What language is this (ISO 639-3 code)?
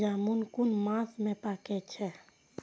mai